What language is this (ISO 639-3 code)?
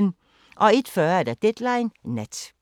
dan